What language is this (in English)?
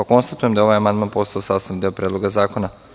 Serbian